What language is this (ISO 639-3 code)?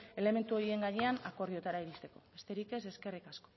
eus